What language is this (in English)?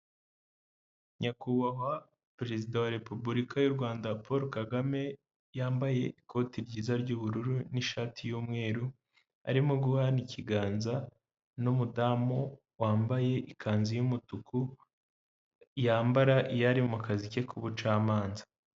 Kinyarwanda